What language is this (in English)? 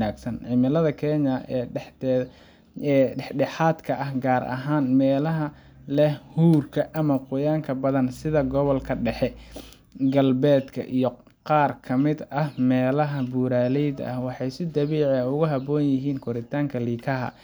Somali